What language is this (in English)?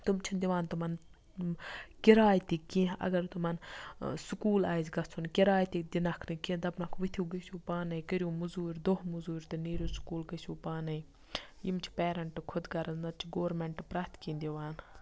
Kashmiri